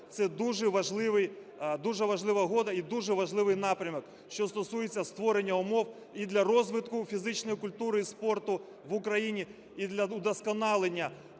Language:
Ukrainian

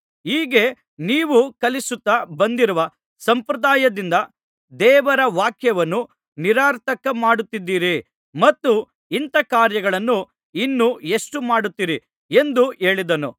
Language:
Kannada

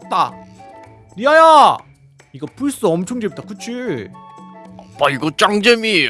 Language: Korean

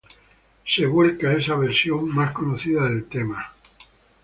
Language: Spanish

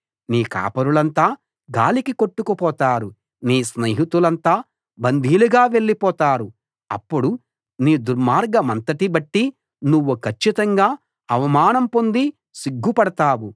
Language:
Telugu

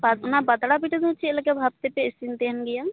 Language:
Santali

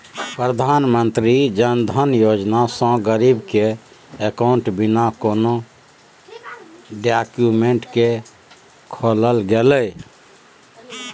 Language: Maithili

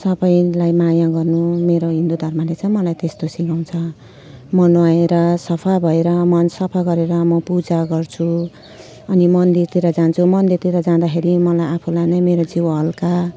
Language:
Nepali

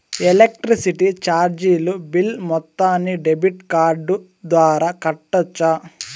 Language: Telugu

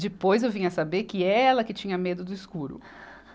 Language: Portuguese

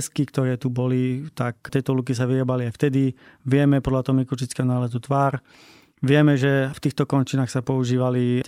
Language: Slovak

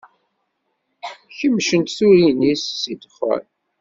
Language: Kabyle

